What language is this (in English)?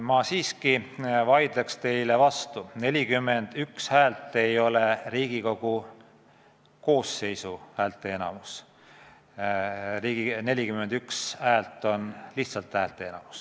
Estonian